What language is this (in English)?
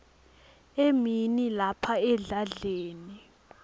Swati